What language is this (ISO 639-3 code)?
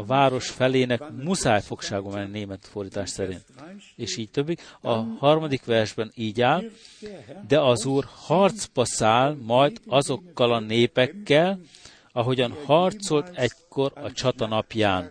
hun